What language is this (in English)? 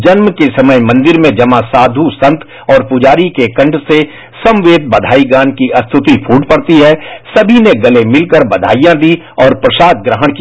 Hindi